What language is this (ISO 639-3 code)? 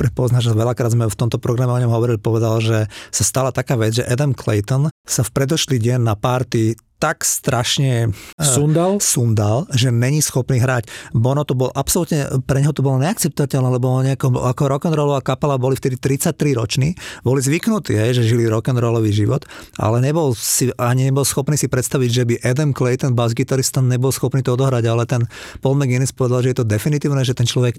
slk